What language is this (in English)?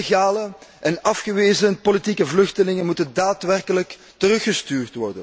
Dutch